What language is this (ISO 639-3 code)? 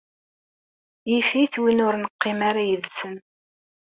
kab